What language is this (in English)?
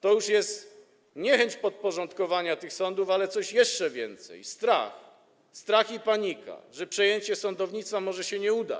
Polish